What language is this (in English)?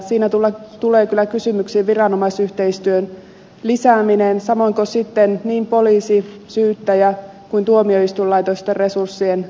Finnish